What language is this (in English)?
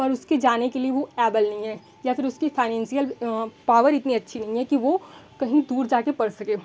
Hindi